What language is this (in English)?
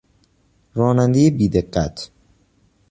Persian